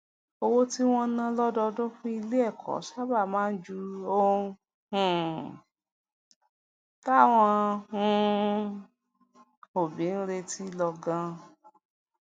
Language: Yoruba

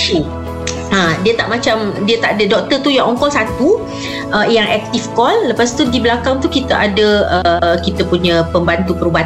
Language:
Malay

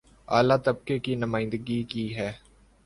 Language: Urdu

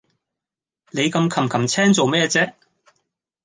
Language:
Cantonese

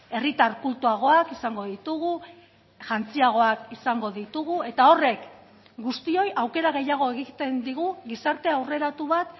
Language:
Basque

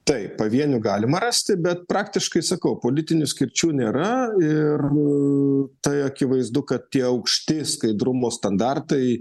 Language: Lithuanian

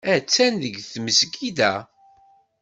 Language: Kabyle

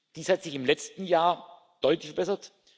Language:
German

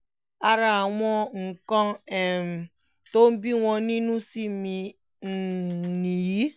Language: Yoruba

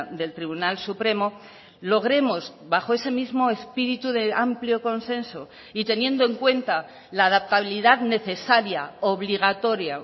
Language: Spanish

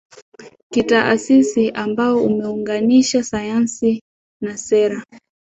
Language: Swahili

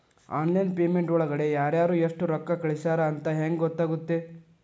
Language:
Kannada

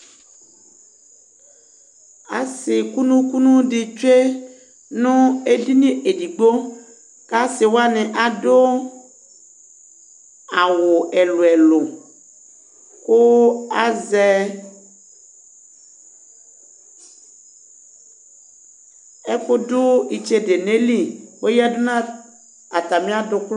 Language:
Ikposo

